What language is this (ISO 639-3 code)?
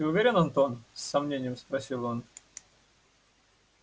rus